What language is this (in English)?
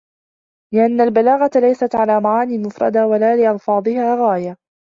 Arabic